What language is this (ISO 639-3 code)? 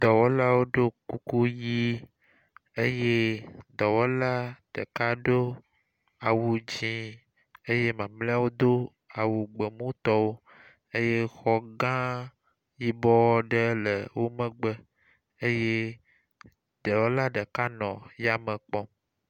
ewe